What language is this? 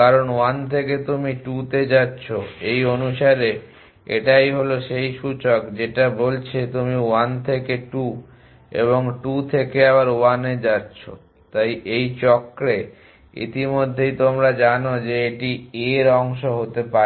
Bangla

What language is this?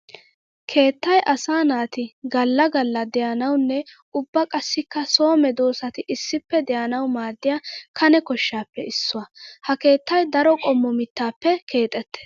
Wolaytta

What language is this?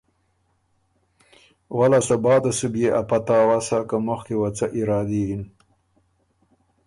Ormuri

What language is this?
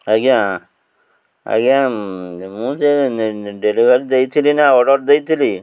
Odia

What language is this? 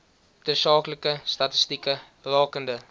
Afrikaans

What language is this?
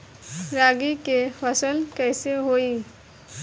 Bhojpuri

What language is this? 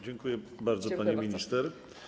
Polish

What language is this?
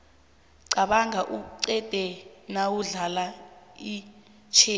South Ndebele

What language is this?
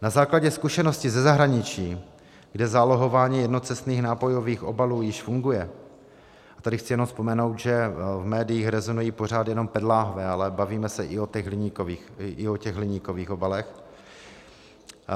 Czech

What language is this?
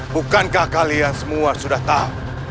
Indonesian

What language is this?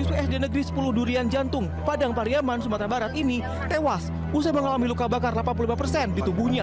Indonesian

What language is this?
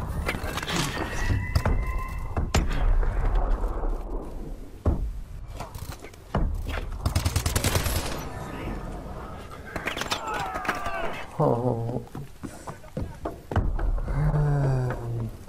French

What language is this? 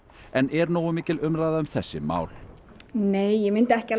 Icelandic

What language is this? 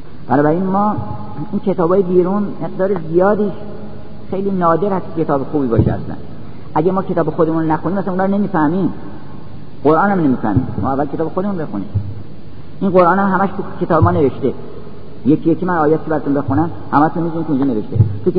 Persian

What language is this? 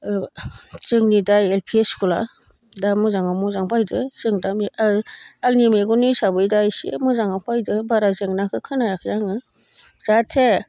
Bodo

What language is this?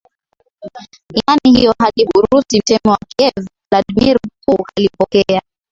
Swahili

